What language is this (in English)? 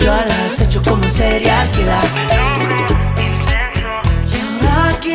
Spanish